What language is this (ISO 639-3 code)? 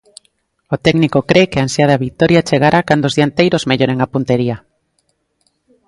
glg